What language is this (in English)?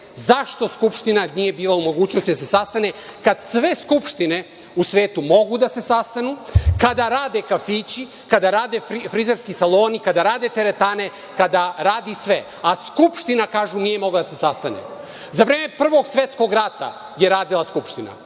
Serbian